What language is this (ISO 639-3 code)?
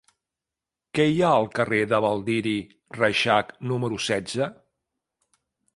cat